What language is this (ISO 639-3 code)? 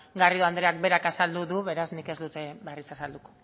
eus